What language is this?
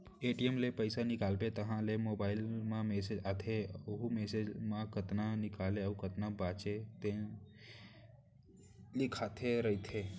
Chhattisgarhi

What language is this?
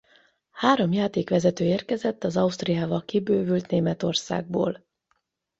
Hungarian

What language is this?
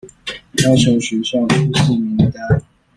Chinese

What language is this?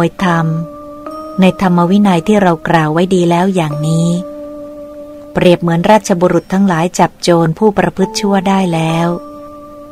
Thai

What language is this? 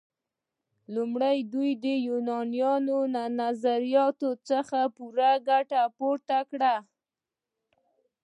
Pashto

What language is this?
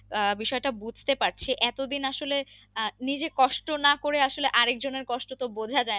Bangla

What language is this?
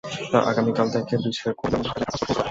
Bangla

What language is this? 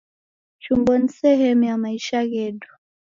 Taita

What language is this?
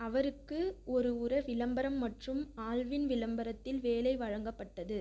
Tamil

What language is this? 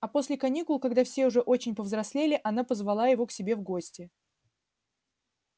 Russian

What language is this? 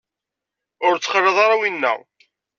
Kabyle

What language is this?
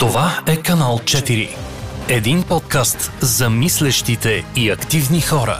Bulgarian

